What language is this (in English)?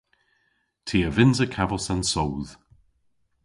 Cornish